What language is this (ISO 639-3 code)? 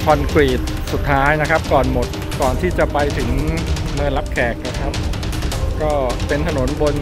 tha